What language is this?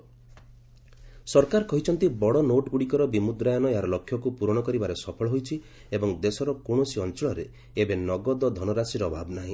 Odia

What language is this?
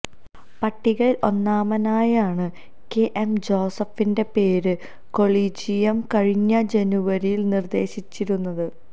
Malayalam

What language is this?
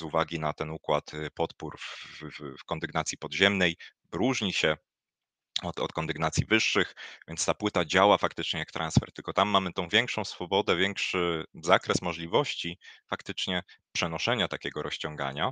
Polish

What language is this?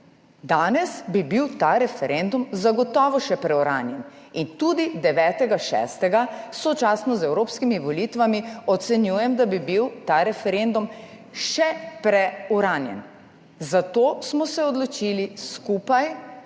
Slovenian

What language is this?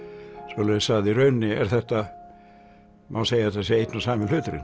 Icelandic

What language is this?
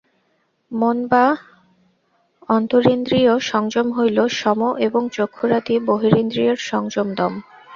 Bangla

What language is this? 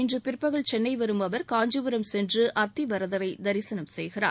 Tamil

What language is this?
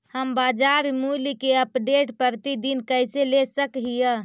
Magahi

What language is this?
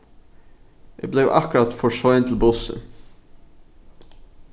Faroese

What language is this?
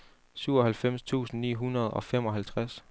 Danish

